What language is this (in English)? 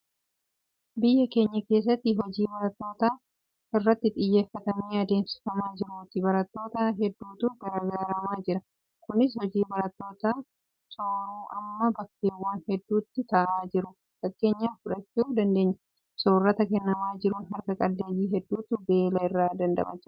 Oromo